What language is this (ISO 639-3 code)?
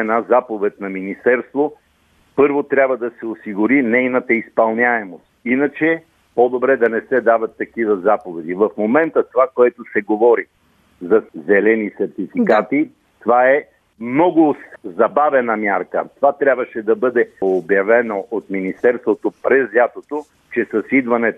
bul